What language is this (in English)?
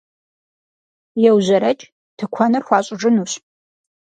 Kabardian